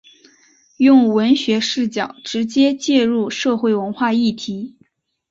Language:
Chinese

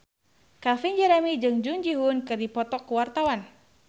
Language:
Sundanese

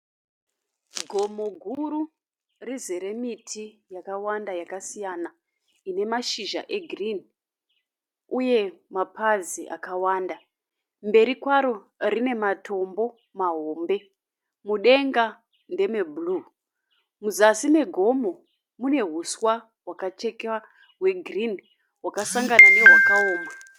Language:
Shona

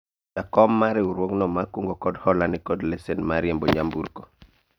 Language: Luo (Kenya and Tanzania)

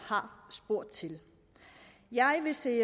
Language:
Danish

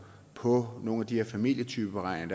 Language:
Danish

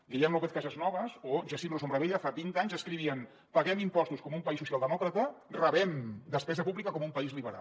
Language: Catalan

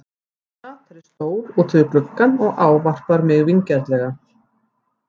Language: Icelandic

